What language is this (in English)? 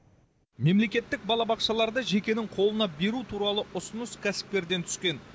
Kazakh